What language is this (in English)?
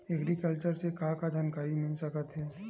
Chhattisgarhi